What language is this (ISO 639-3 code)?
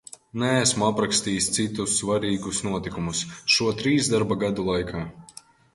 lav